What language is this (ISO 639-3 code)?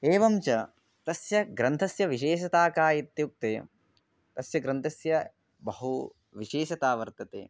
san